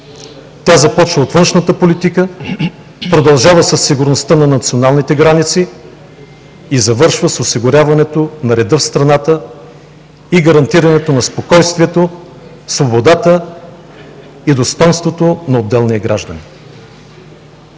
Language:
Bulgarian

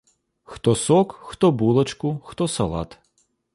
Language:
Belarusian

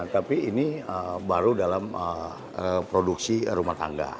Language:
Indonesian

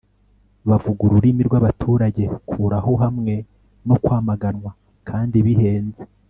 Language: Kinyarwanda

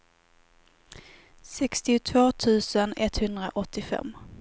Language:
Swedish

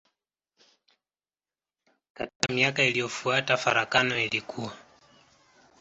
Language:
Swahili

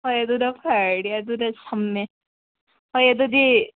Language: Manipuri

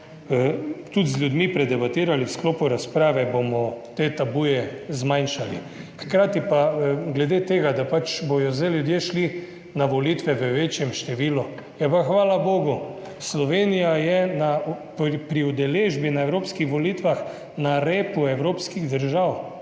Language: Slovenian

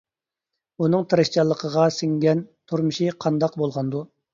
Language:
Uyghur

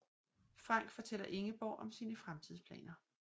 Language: Danish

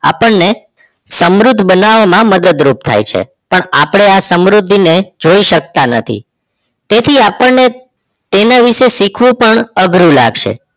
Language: Gujarati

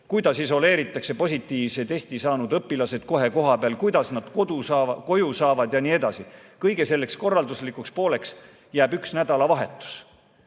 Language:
Estonian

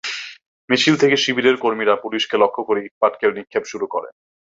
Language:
Bangla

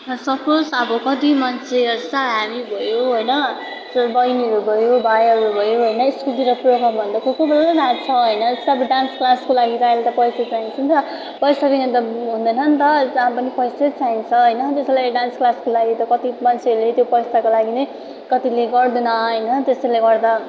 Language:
Nepali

